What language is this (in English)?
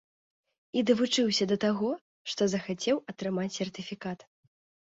Belarusian